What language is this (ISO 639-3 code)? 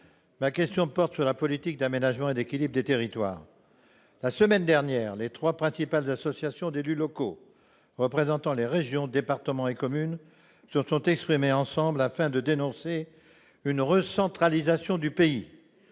fra